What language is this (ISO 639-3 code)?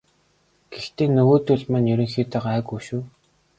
mon